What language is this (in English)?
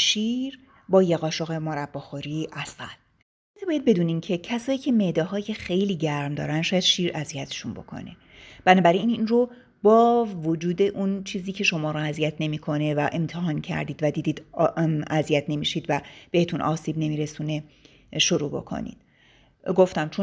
Persian